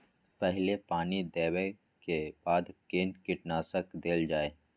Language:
Maithili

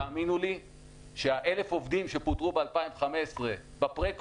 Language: Hebrew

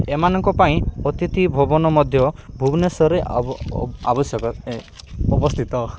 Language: Odia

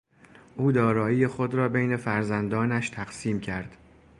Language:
Persian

